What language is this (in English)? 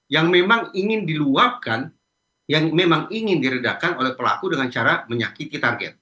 Indonesian